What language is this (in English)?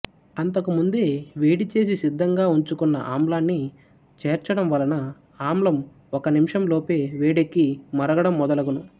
Telugu